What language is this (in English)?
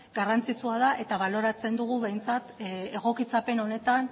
Basque